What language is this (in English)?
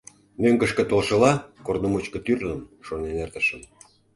Mari